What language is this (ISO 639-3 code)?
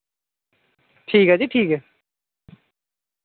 doi